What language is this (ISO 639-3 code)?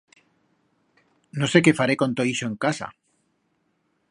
arg